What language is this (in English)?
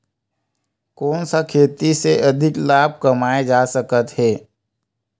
Chhattisgarhi